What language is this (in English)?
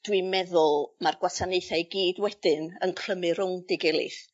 Welsh